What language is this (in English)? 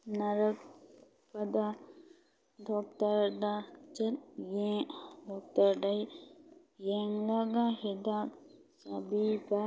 Manipuri